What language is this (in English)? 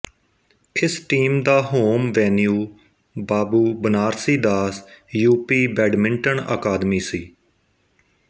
Punjabi